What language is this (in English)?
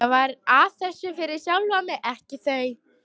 Icelandic